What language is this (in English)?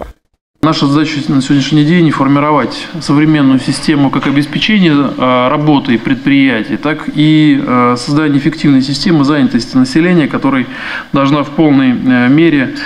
Russian